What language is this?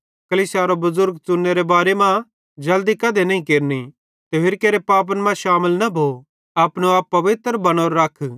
Bhadrawahi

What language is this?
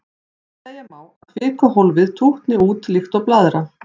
Icelandic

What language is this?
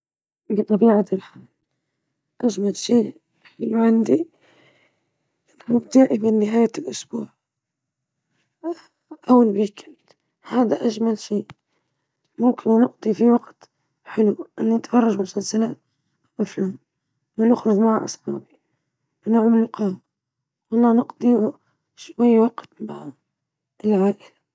Libyan Arabic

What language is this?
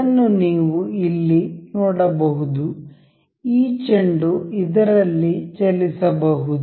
Kannada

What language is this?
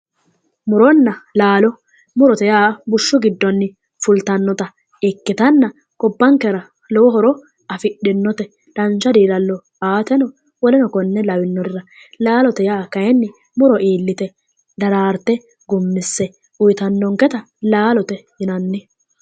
Sidamo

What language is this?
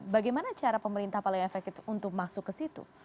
Indonesian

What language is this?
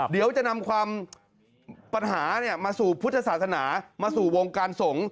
Thai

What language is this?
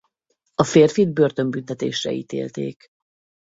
Hungarian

